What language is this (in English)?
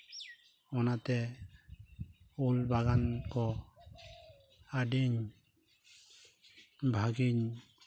Santali